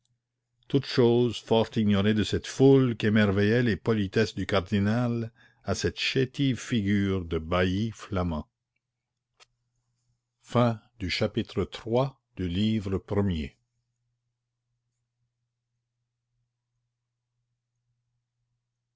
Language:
French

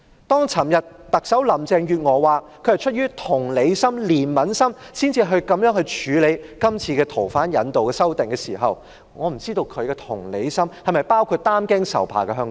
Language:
Cantonese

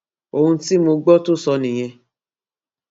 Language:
Yoruba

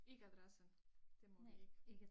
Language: Danish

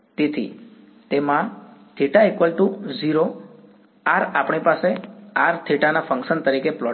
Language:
Gujarati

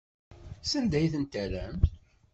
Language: Kabyle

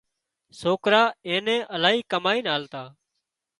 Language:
Wadiyara Koli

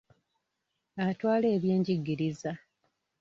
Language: Ganda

